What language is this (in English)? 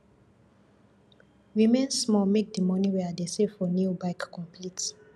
Nigerian Pidgin